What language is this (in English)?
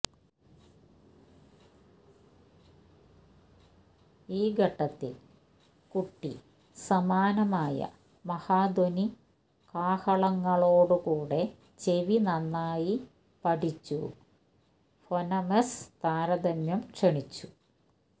Malayalam